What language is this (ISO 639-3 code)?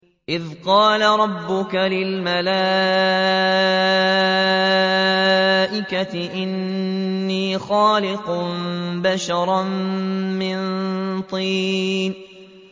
ara